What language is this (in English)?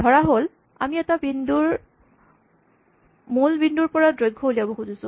Assamese